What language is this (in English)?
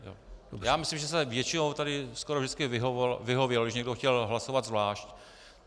Czech